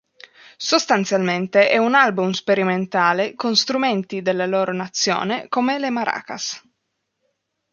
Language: Italian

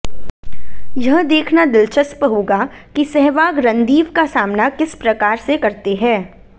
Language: Hindi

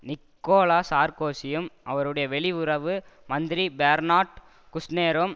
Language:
Tamil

